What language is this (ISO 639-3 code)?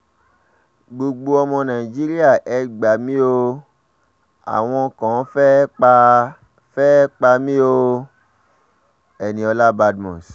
yor